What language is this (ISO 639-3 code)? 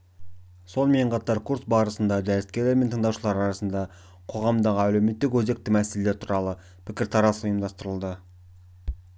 kaz